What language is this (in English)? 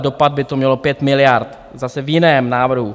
Czech